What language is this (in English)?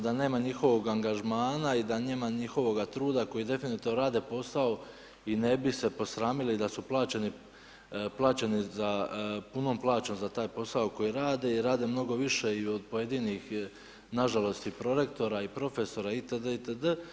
Croatian